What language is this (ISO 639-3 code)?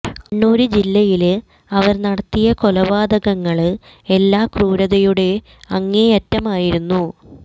mal